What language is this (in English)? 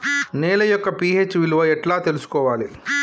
Telugu